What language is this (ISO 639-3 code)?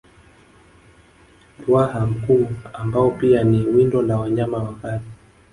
swa